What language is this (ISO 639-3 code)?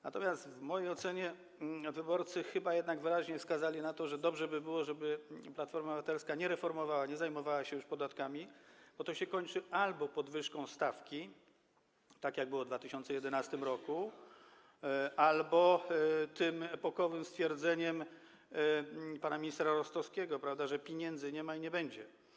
pol